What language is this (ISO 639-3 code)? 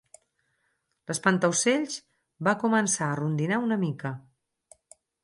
cat